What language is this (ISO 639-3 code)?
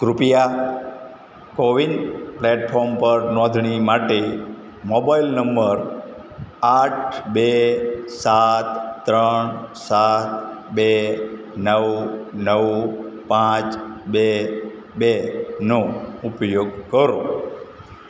guj